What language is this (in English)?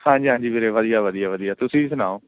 Punjabi